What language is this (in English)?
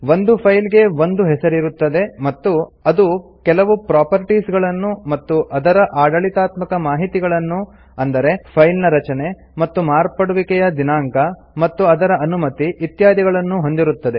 Kannada